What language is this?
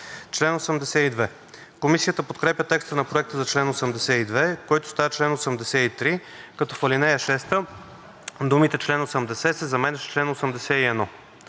Bulgarian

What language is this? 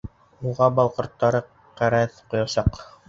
Bashkir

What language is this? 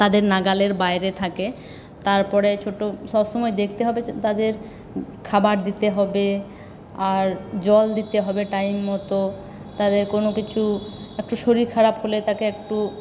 Bangla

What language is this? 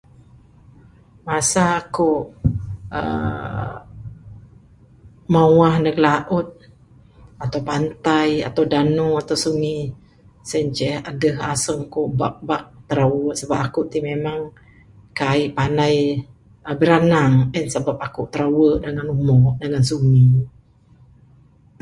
Bukar-Sadung Bidayuh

